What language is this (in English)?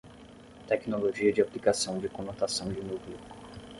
Portuguese